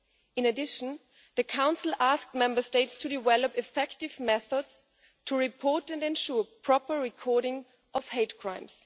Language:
English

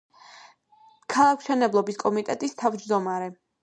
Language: Georgian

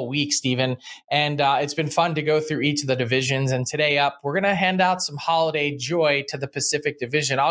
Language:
English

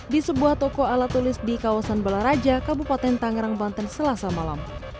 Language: Indonesian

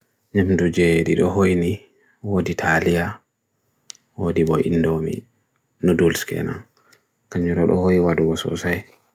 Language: Bagirmi Fulfulde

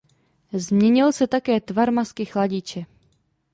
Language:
Czech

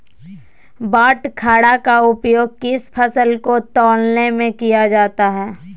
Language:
Magahi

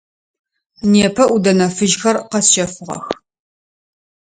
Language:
Adyghe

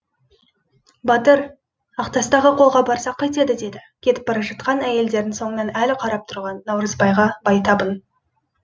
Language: Kazakh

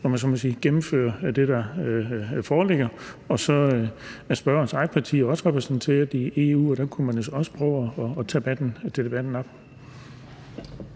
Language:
Danish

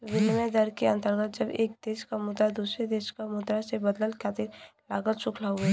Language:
Bhojpuri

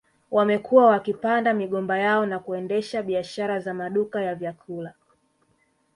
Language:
Swahili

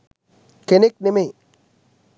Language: Sinhala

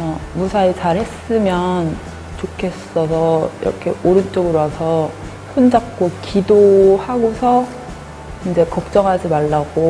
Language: Korean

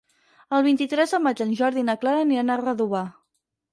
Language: Catalan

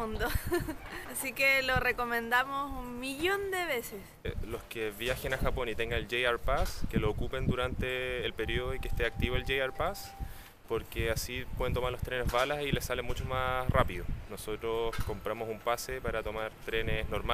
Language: Spanish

